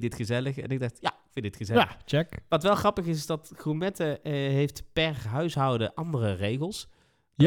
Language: Dutch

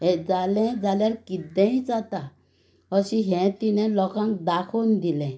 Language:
Konkani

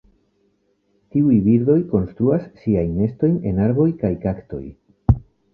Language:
Esperanto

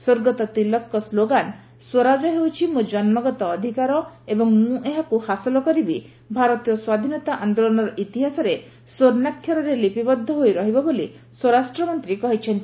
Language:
Odia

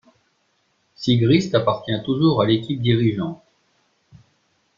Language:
French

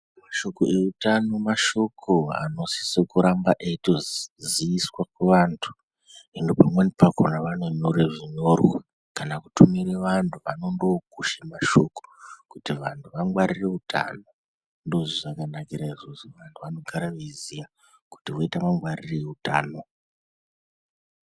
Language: Ndau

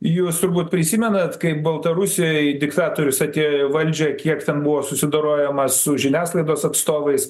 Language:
Lithuanian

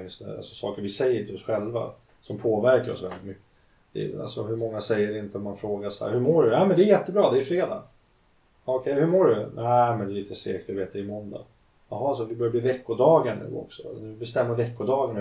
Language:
Swedish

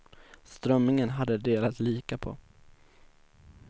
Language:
Swedish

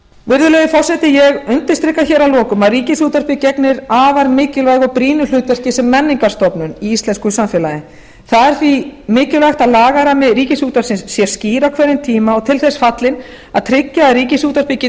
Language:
Icelandic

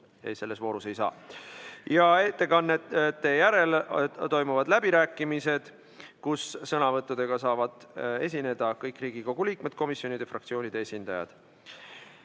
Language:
Estonian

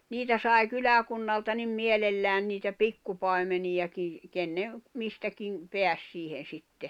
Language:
Finnish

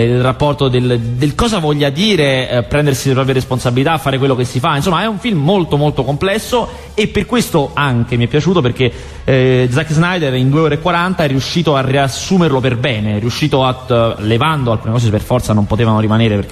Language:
Italian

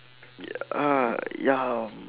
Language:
English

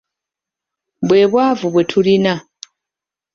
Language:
Ganda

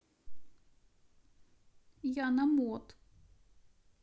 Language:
Russian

